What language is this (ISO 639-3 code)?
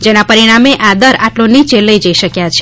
guj